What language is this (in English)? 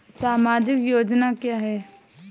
Hindi